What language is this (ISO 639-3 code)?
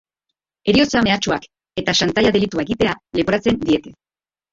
eus